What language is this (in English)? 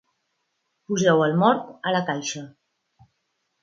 Catalan